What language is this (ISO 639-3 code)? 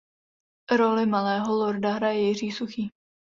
ces